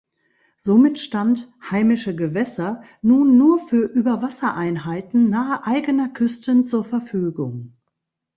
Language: German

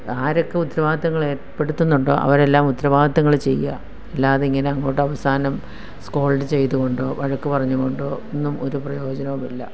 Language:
Malayalam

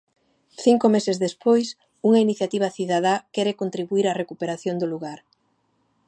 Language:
Galician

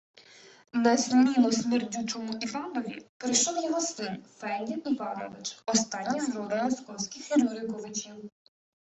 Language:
Ukrainian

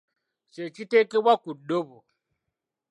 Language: Ganda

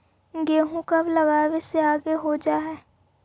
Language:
Magahi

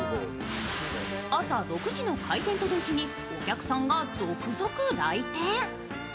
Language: Japanese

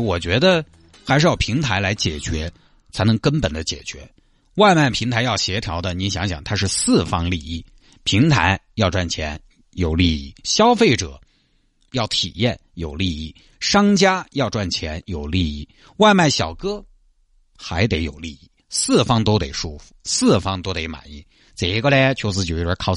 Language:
Chinese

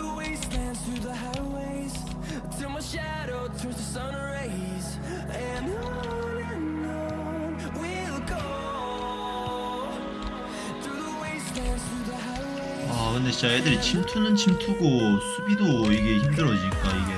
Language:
Korean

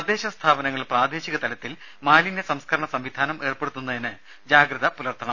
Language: Malayalam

